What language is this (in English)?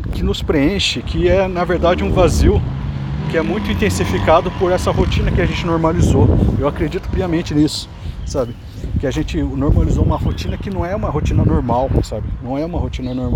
Portuguese